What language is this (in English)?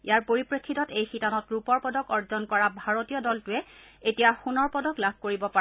Assamese